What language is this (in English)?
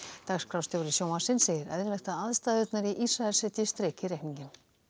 Icelandic